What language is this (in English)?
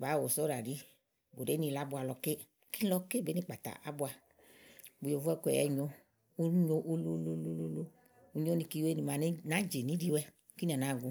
Igo